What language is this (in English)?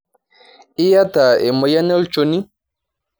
Masai